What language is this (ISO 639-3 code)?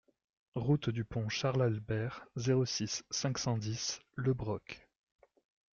fra